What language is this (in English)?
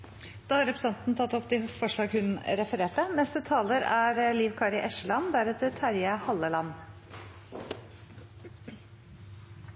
Norwegian